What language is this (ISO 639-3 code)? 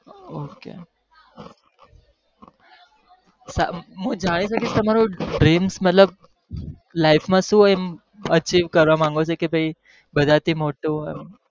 guj